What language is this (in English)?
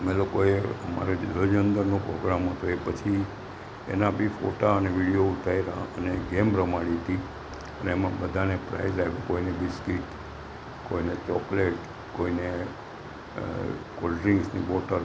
Gujarati